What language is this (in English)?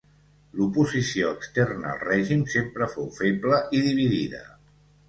Catalan